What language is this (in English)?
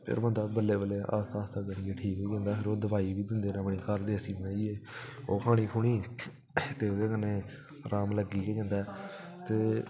Dogri